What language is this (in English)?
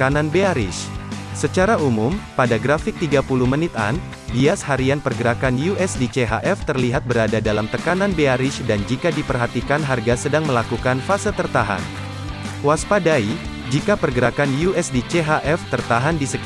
Indonesian